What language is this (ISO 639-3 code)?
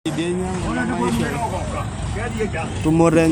mas